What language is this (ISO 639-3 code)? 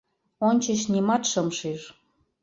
chm